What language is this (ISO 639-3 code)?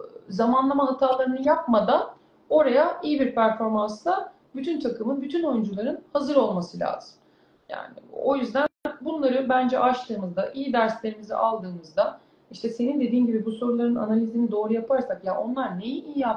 tur